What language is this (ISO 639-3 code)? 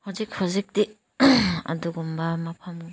mni